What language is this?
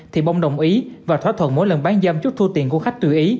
Vietnamese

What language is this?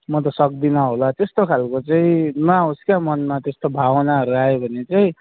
Nepali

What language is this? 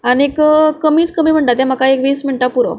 Konkani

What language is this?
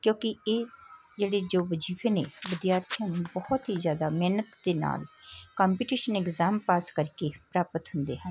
Punjabi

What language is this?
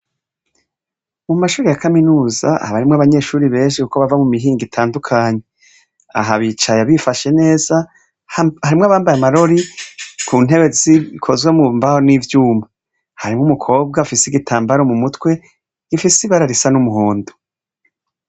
Rundi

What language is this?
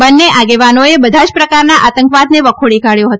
Gujarati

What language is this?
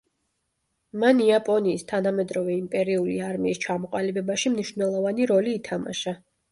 Georgian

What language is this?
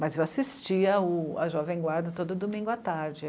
Portuguese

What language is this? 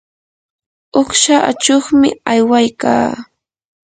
Yanahuanca Pasco Quechua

